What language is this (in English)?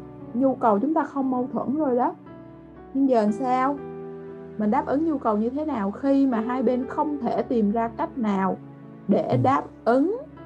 Vietnamese